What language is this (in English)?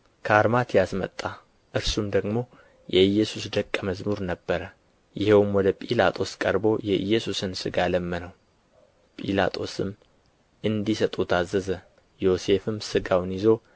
Amharic